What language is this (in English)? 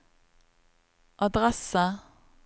Norwegian